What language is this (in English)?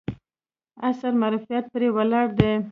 Pashto